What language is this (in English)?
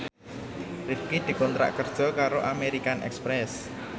Javanese